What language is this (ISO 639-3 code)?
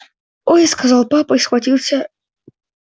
rus